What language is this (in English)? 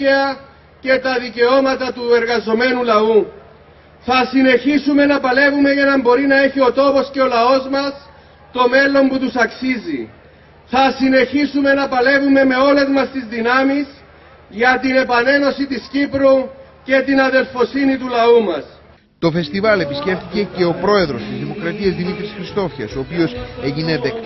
Greek